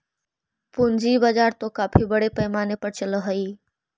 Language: Magahi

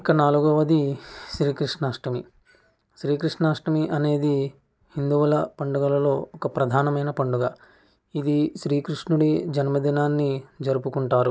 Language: Telugu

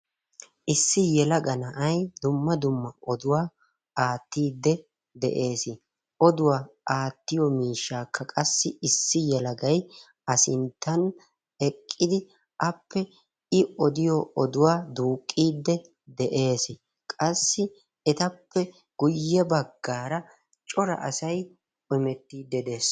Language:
Wolaytta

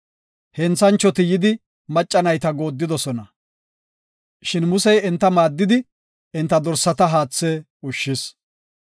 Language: Gofa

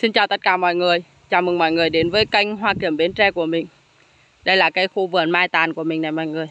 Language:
Vietnamese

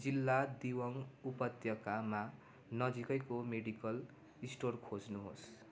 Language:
Nepali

